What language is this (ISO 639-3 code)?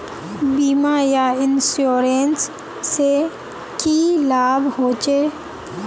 mag